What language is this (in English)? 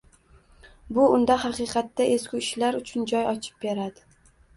Uzbek